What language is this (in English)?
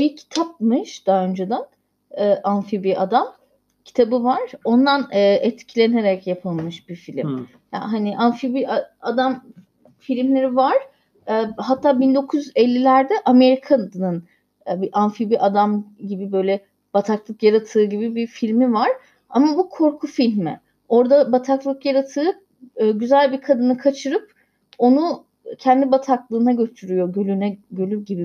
Turkish